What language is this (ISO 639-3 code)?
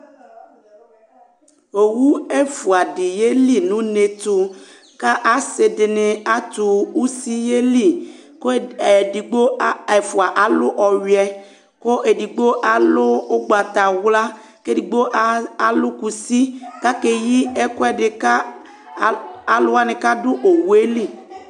kpo